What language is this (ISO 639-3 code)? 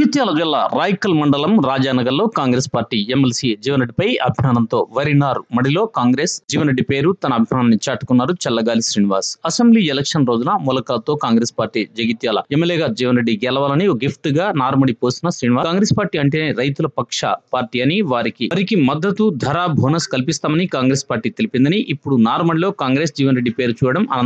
tel